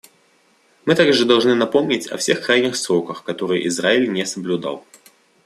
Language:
Russian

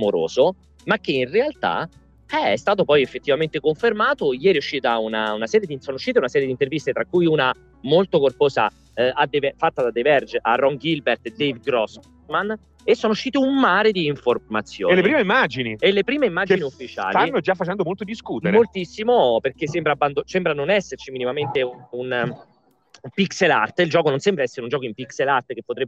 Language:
Italian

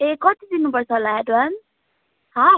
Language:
Nepali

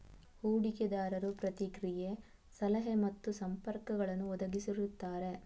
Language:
Kannada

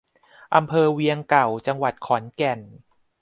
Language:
Thai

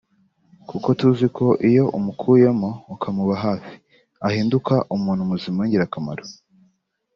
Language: Kinyarwanda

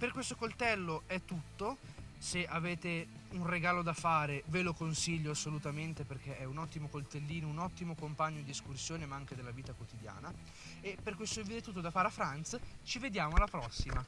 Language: Italian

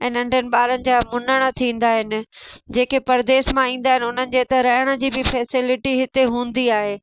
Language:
Sindhi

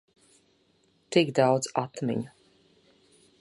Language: Latvian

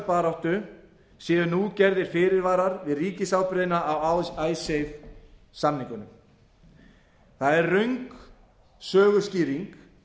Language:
Icelandic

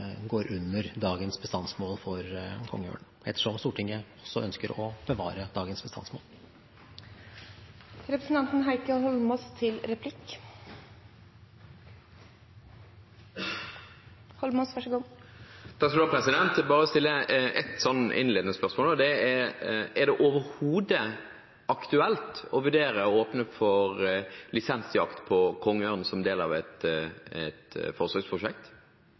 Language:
Norwegian Bokmål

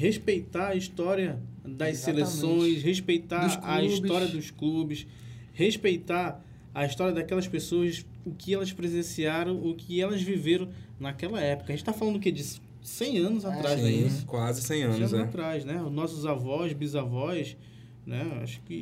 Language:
Portuguese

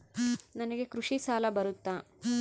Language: Kannada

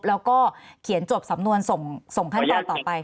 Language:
Thai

